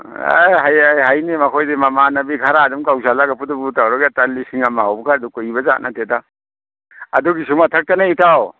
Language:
Manipuri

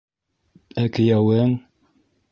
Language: Bashkir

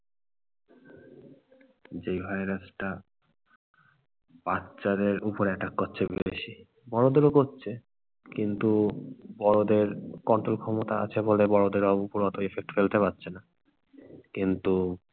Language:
Bangla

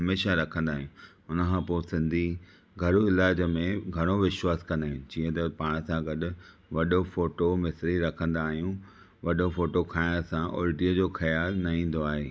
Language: Sindhi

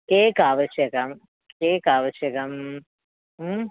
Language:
Sanskrit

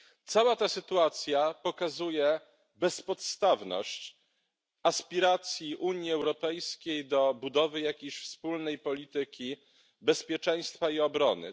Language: Polish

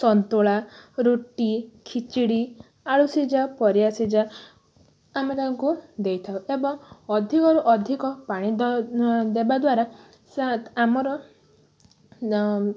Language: Odia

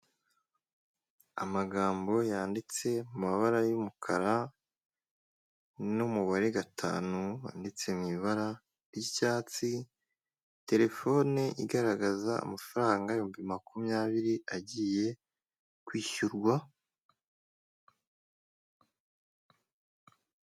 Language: Kinyarwanda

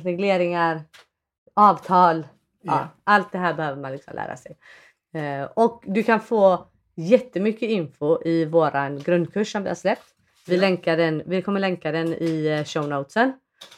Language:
Swedish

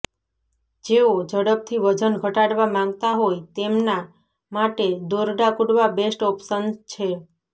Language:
Gujarati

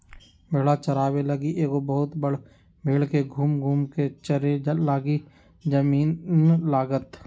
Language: Magahi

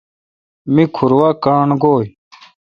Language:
Kalkoti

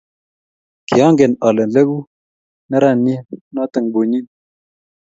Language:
Kalenjin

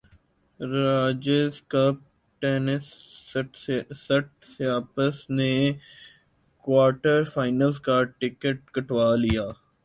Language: Urdu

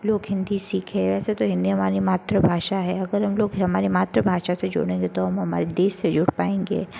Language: Hindi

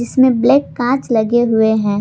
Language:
Hindi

